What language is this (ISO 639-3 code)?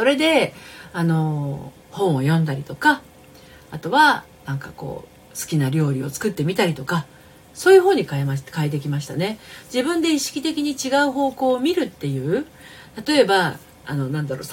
jpn